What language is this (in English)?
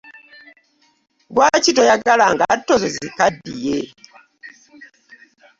Ganda